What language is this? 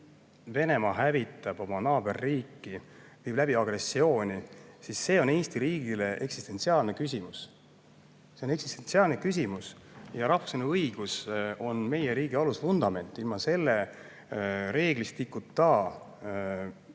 Estonian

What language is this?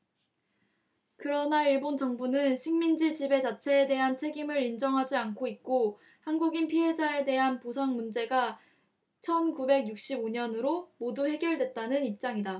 Korean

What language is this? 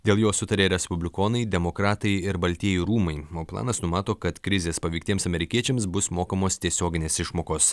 Lithuanian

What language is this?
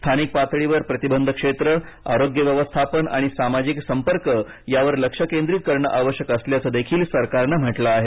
Marathi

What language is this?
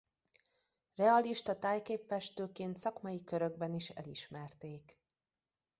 Hungarian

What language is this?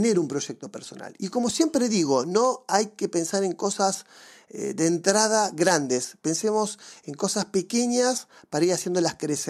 Spanish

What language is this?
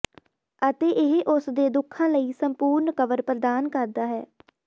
Punjabi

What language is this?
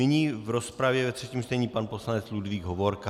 Czech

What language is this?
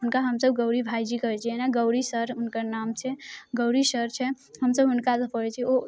Maithili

